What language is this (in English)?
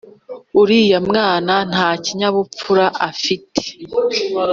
Kinyarwanda